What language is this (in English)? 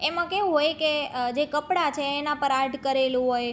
Gujarati